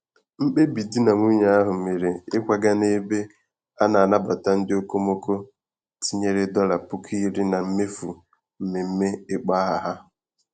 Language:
Igbo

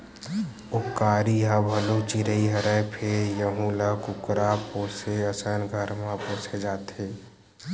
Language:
Chhattisgarhi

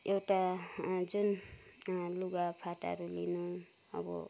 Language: Nepali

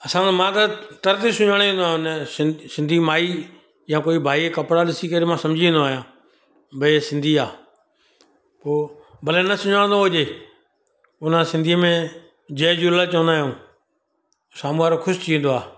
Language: Sindhi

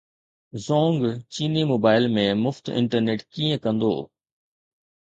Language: Sindhi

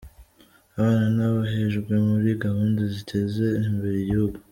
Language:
Kinyarwanda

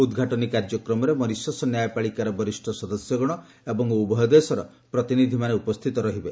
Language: Odia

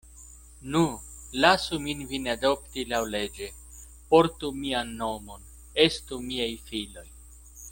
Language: Esperanto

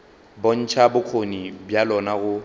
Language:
Northern Sotho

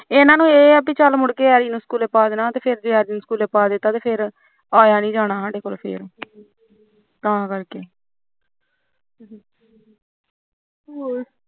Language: Punjabi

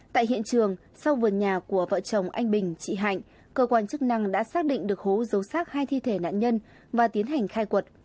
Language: Vietnamese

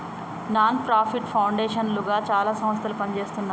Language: Telugu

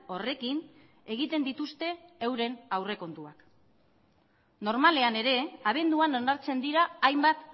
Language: Basque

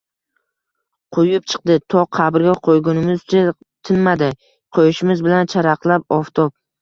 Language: Uzbek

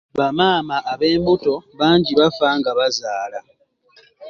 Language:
Ganda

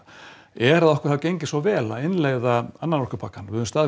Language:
Icelandic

